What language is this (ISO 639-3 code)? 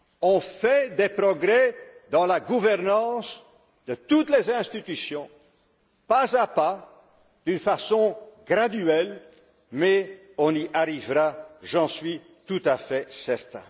fra